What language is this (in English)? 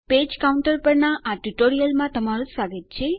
Gujarati